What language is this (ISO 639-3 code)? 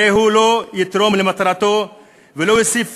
heb